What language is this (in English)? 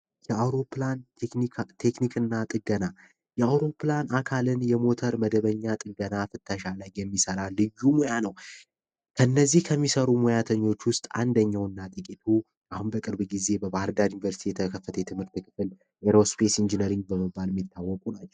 Amharic